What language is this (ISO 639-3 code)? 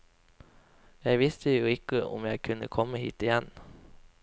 nor